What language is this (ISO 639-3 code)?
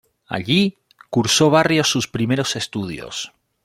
spa